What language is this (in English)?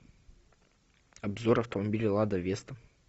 Russian